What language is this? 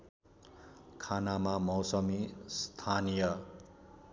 Nepali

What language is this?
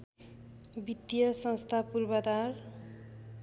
Nepali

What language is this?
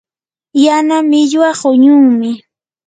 Yanahuanca Pasco Quechua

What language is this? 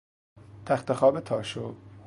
Persian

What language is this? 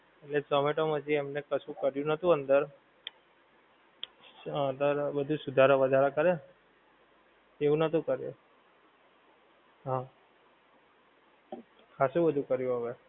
Gujarati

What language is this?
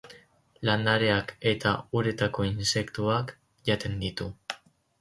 Basque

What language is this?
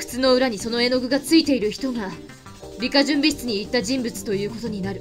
Japanese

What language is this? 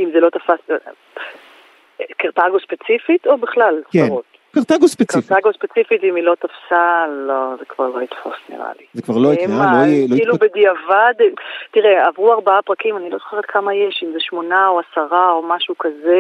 Hebrew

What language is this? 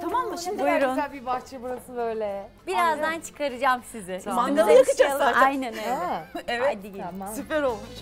Turkish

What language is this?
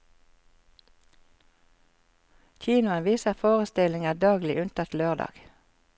Norwegian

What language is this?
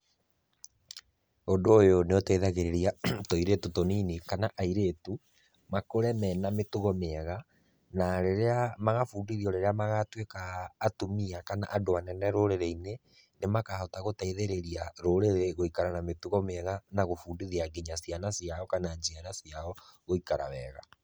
Kikuyu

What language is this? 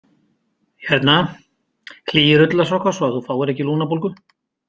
Icelandic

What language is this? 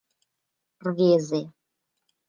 Mari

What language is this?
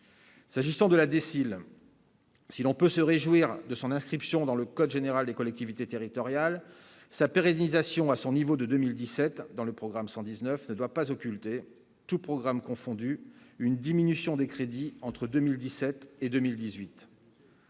French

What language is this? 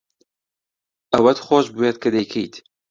Central Kurdish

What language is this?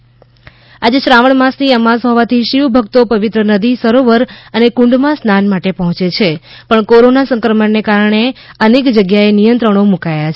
Gujarati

